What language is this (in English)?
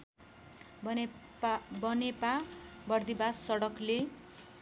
Nepali